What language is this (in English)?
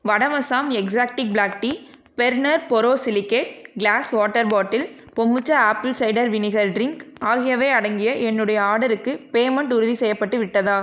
Tamil